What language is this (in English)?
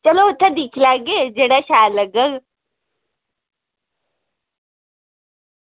Dogri